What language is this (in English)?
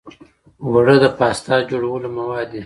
Pashto